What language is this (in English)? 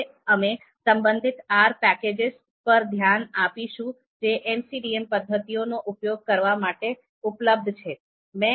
Gujarati